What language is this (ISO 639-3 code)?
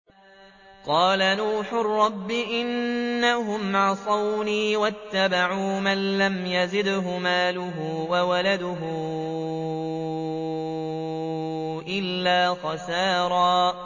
ara